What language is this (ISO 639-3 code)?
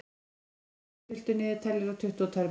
isl